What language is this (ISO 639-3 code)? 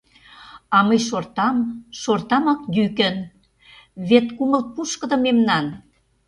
chm